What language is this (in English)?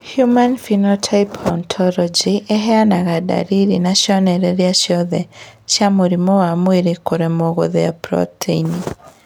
Kikuyu